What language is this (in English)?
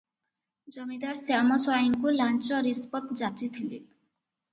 Odia